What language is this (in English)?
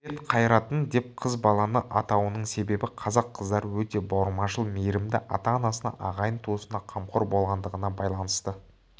Kazakh